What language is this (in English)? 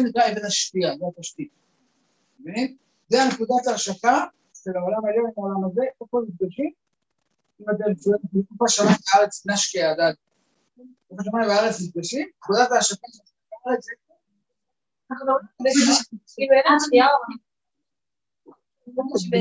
Hebrew